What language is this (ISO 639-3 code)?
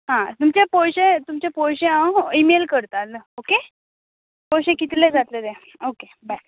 kok